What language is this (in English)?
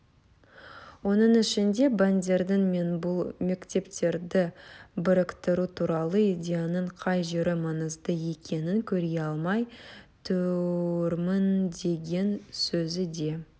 Kazakh